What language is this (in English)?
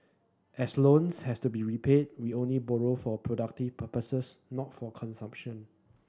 English